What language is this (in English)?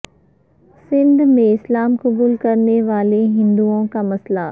Urdu